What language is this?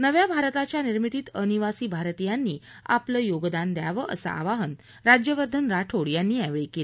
Marathi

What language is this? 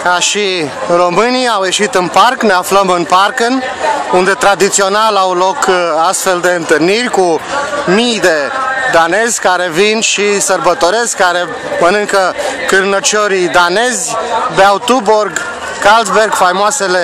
Romanian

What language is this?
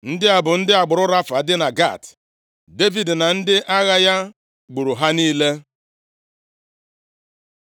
Igbo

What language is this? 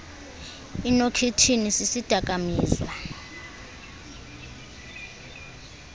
Xhosa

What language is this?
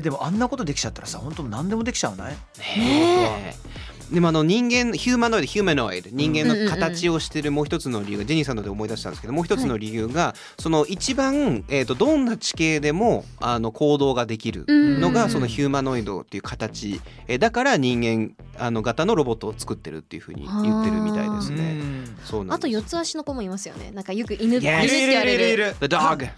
Japanese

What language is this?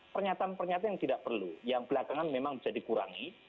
Indonesian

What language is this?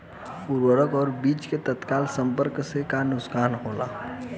Bhojpuri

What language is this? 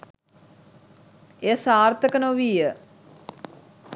Sinhala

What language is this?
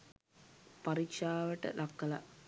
Sinhala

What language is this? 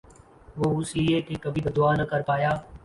Urdu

